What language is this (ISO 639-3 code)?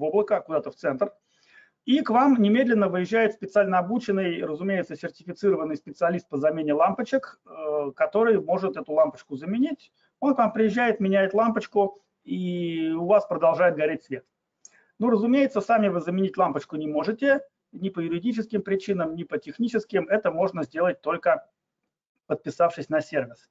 rus